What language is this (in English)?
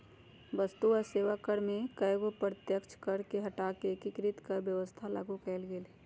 Magahi